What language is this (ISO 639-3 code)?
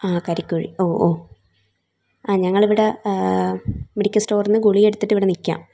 mal